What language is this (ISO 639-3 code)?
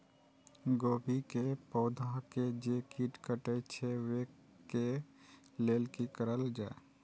mai